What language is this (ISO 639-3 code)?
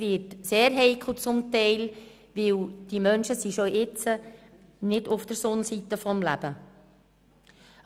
gsw